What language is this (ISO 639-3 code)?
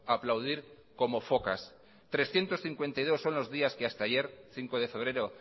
spa